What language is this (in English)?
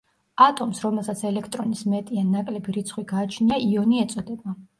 Georgian